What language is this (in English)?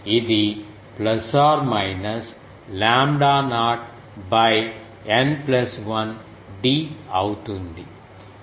Telugu